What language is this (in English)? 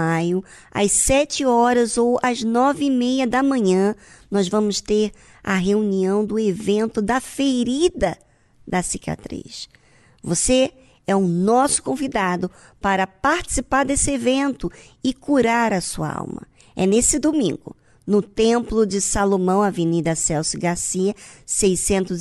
Portuguese